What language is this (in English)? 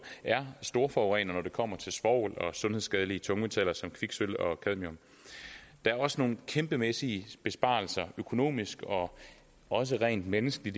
Danish